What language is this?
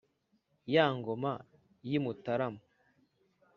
Kinyarwanda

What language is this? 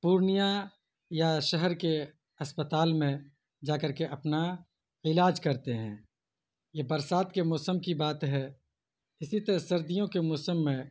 Urdu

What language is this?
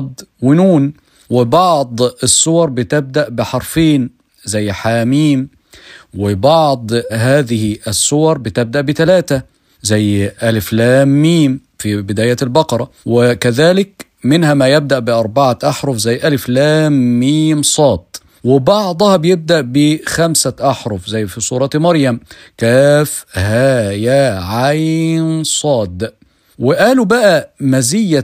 Arabic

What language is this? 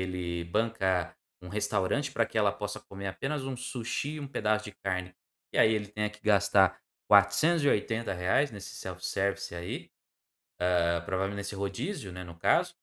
Portuguese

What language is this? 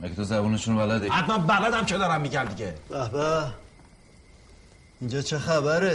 Persian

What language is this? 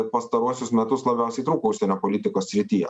Lithuanian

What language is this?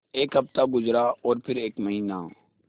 Hindi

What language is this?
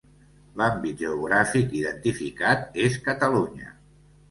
Catalan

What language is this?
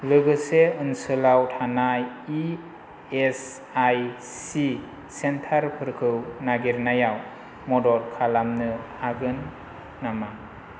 Bodo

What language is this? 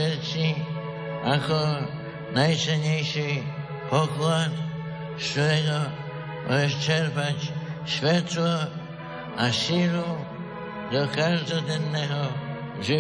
Slovak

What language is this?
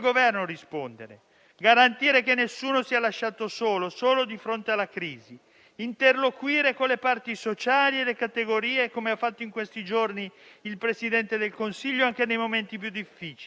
Italian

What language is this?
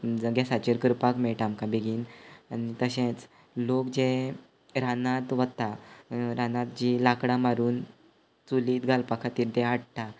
Konkani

